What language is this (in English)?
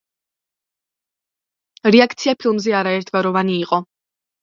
Georgian